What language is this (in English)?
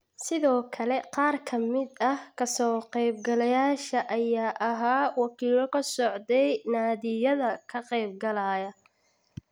Somali